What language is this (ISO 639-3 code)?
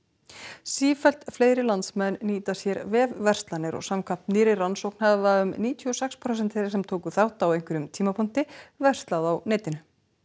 isl